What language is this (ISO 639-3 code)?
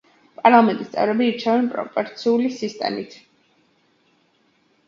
kat